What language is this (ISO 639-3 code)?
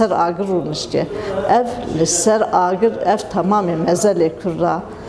tur